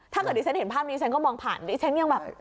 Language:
Thai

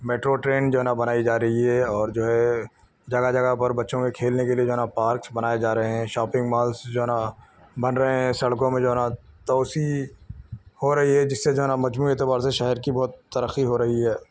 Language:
Urdu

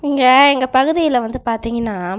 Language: Tamil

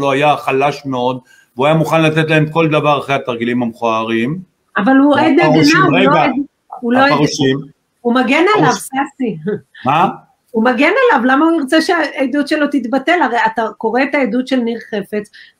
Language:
Hebrew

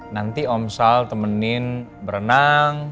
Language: Indonesian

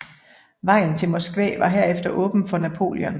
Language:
Danish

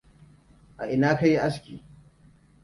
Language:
Hausa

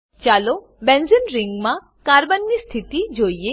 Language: Gujarati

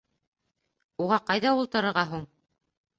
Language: Bashkir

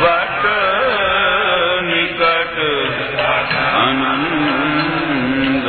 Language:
Hindi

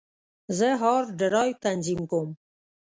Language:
Pashto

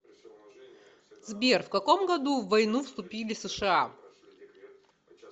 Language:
Russian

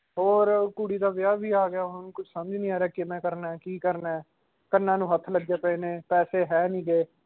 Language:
Punjabi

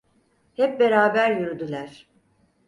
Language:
Turkish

